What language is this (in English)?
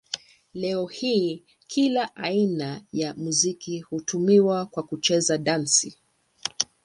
Swahili